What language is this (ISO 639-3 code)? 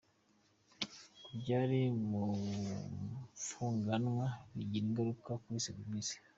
kin